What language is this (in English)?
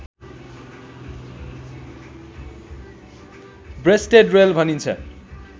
Nepali